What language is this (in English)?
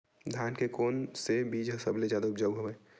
Chhattisgarhi